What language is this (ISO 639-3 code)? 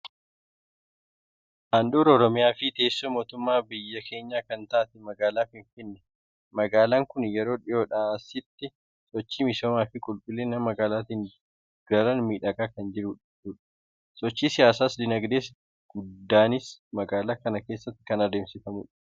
orm